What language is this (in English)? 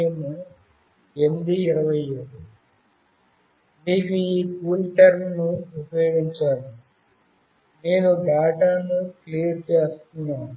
Telugu